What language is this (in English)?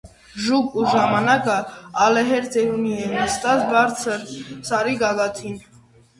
Armenian